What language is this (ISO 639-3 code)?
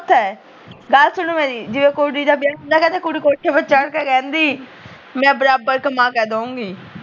pan